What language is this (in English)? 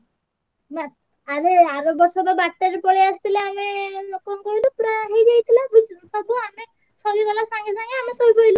Odia